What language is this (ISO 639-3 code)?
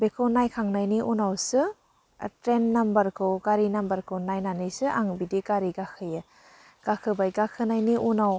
brx